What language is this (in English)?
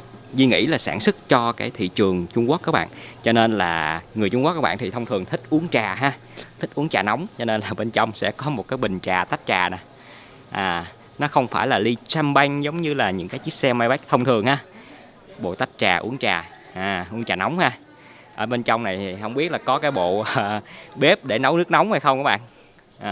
Vietnamese